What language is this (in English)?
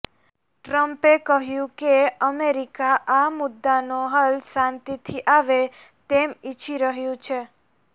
Gujarati